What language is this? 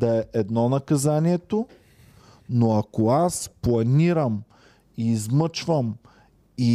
Bulgarian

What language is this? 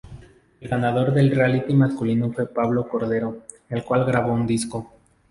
Spanish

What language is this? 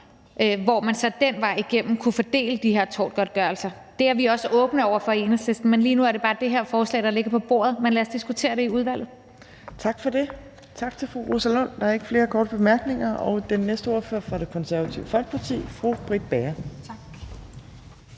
Danish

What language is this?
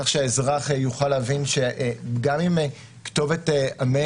Hebrew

